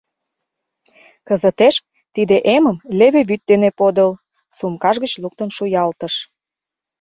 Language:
Mari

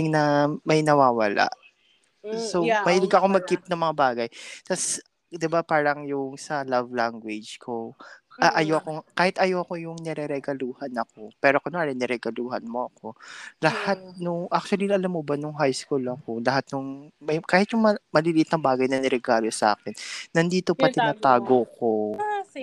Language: Filipino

